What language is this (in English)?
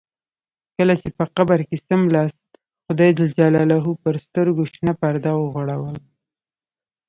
Pashto